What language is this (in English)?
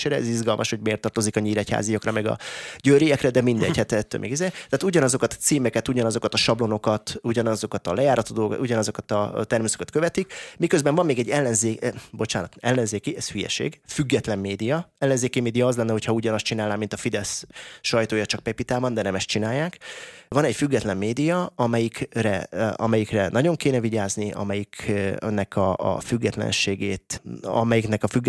Hungarian